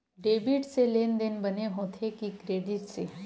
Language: Chhattisgarhi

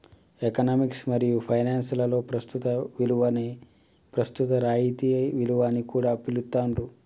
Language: Telugu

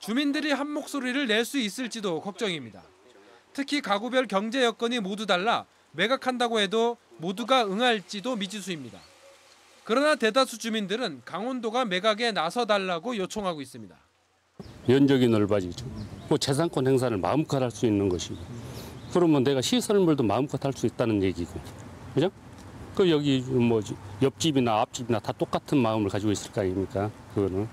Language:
Korean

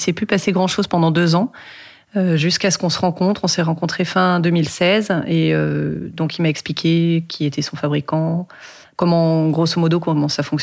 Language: French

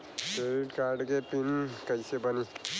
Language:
Bhojpuri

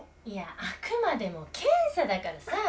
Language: Japanese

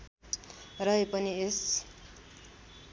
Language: Nepali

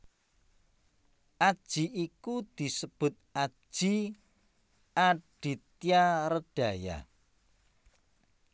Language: Javanese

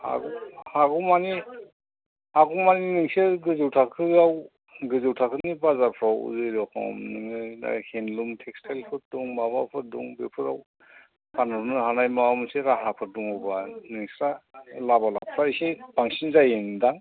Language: Bodo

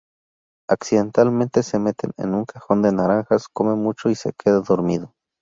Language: Spanish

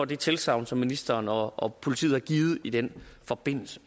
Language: Danish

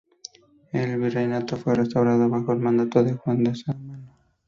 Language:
Spanish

